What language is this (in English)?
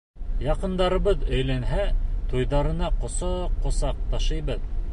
Bashkir